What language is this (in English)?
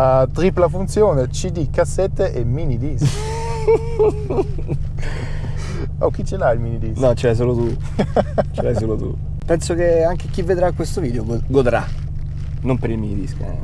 Italian